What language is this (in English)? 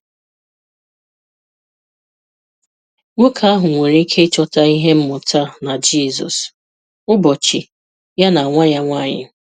Igbo